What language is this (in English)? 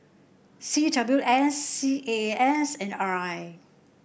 English